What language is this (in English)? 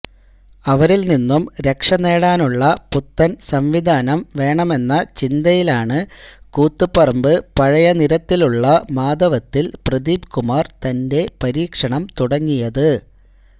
Malayalam